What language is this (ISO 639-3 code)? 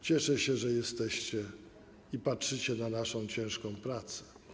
pol